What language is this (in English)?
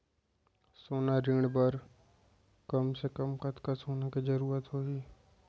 Chhattisgarhi